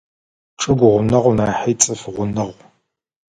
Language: Adyghe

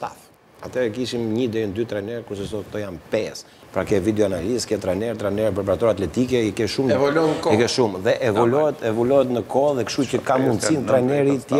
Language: Romanian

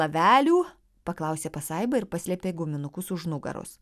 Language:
Lithuanian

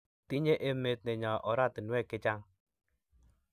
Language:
Kalenjin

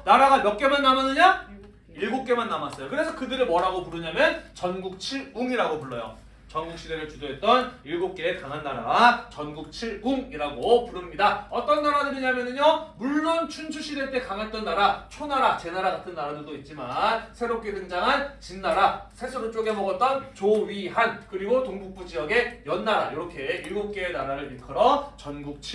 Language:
Korean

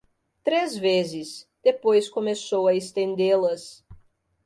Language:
Portuguese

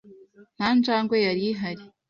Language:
Kinyarwanda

